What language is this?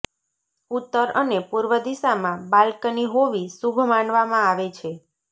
Gujarati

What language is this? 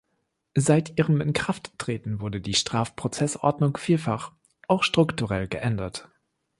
German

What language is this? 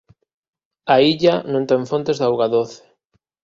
Galician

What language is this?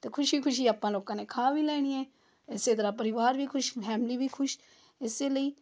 Punjabi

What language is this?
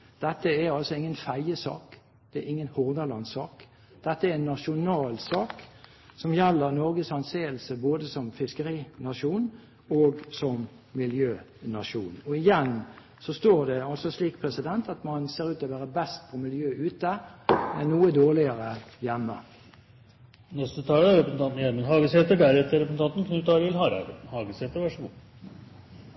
Norwegian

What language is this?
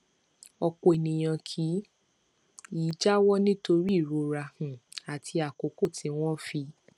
Yoruba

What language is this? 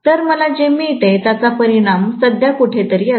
Marathi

